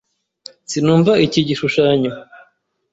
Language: Kinyarwanda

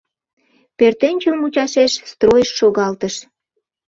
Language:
Mari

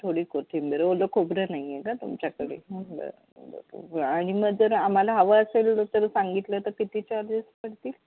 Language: Marathi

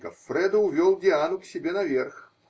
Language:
Russian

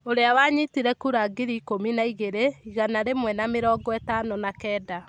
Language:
Kikuyu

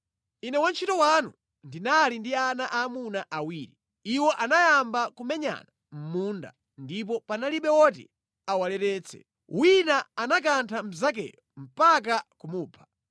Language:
Nyanja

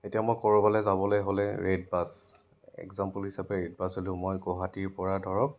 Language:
Assamese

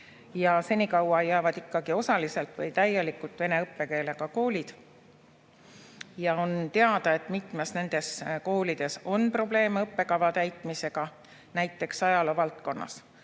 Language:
Estonian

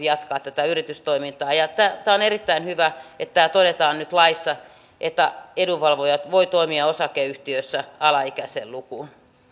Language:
Finnish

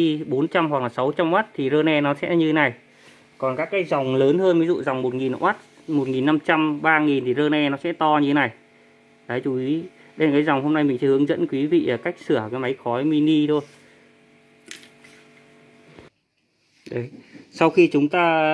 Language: Vietnamese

